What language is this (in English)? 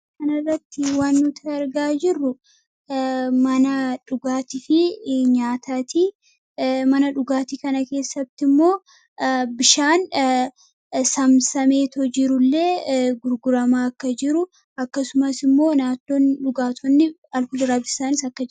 Oromo